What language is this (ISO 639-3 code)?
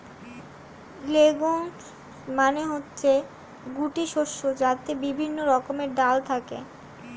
ben